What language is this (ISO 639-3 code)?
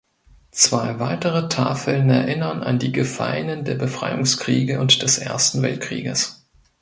deu